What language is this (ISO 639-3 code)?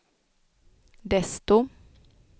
swe